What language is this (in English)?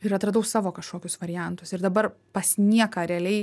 Lithuanian